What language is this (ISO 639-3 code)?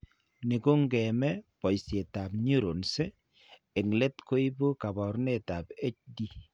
kln